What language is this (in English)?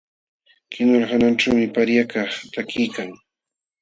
Jauja Wanca Quechua